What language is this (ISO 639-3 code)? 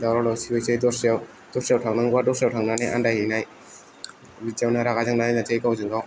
brx